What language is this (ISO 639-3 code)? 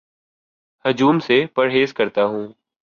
urd